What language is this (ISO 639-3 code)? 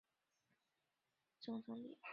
zho